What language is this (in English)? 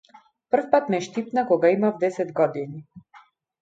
Macedonian